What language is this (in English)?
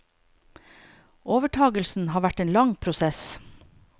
Norwegian